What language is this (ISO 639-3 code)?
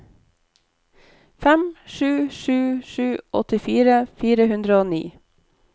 nor